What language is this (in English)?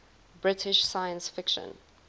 English